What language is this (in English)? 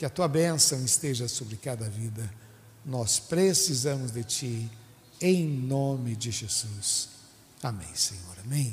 Portuguese